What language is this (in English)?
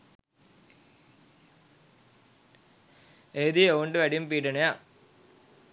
Sinhala